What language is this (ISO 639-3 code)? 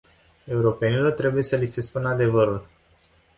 ron